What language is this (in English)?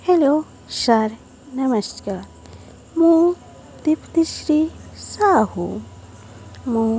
Odia